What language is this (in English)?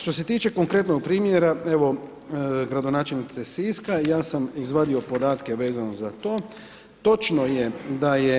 Croatian